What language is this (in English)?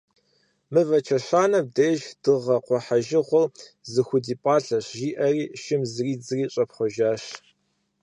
Kabardian